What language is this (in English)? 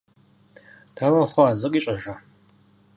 Kabardian